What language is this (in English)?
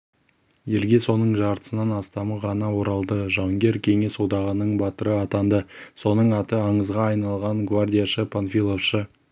Kazakh